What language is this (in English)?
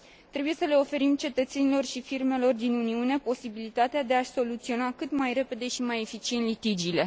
Romanian